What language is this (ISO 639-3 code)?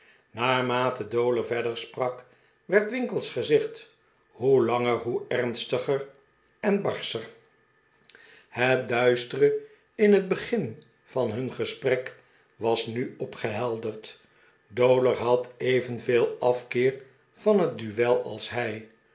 nld